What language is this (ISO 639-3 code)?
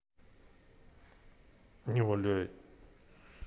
rus